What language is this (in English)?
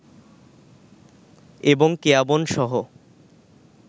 Bangla